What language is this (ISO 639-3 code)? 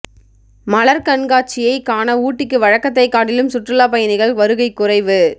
tam